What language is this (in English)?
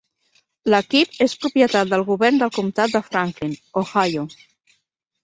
Catalan